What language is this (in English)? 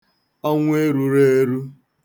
Igbo